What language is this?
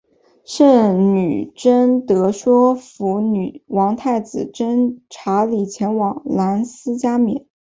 Chinese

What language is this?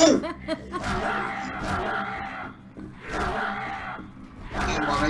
French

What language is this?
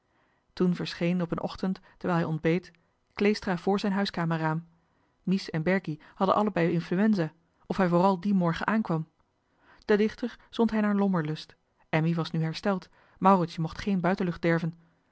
Dutch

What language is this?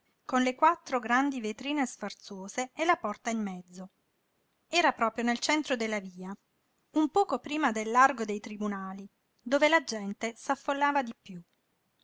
Italian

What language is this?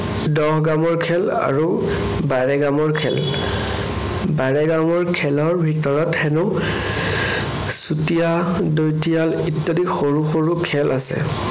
Assamese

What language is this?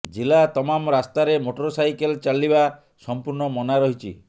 Odia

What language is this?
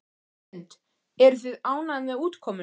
Icelandic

